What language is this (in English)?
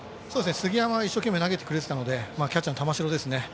Japanese